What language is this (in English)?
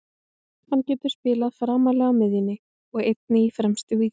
Icelandic